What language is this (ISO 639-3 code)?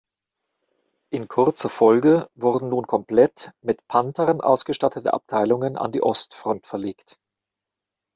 deu